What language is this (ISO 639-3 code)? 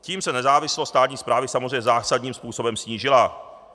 ces